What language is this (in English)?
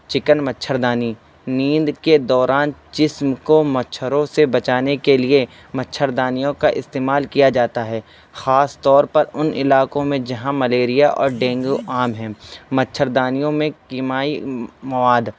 Urdu